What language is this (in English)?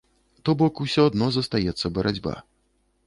Belarusian